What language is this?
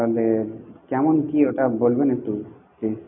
Bangla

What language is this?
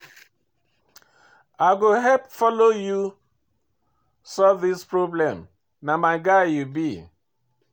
Nigerian Pidgin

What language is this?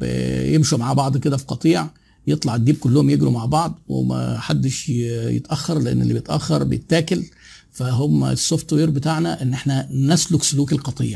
Arabic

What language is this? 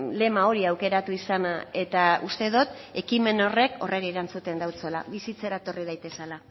Basque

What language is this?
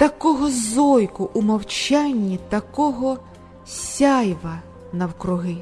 Russian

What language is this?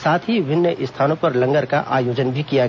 Hindi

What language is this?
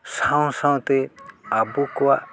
Santali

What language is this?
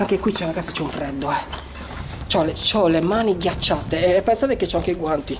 Italian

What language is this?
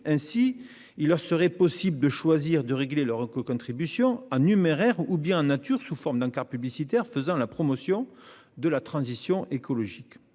French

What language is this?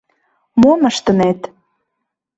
Mari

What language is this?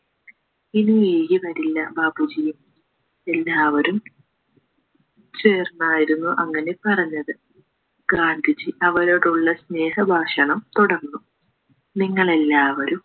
Malayalam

